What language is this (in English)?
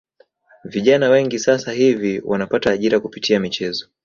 Swahili